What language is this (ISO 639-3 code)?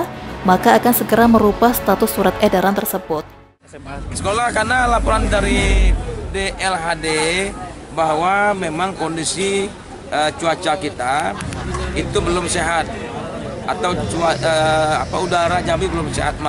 ind